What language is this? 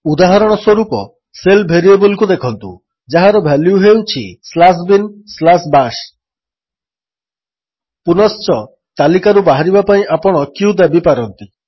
Odia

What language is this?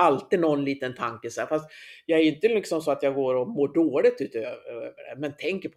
Swedish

